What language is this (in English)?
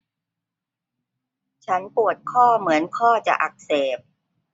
Thai